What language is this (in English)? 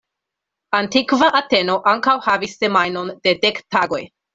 Esperanto